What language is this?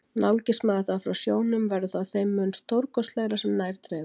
Icelandic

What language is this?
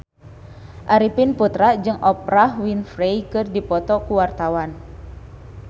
Sundanese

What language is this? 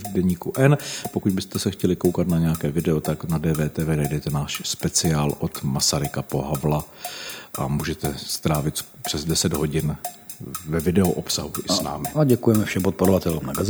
Czech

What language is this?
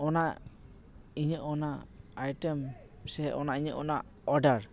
Santali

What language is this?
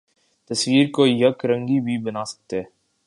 Urdu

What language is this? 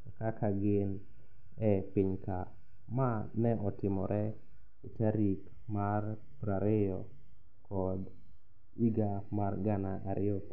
Luo (Kenya and Tanzania)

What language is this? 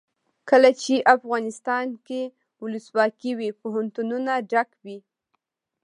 Pashto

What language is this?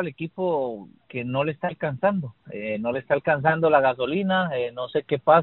Spanish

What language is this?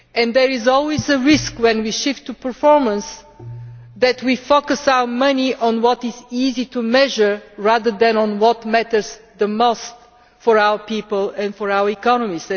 English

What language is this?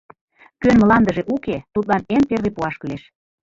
Mari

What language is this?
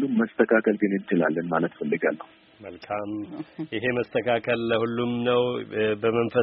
Amharic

